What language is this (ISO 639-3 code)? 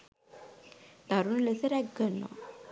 sin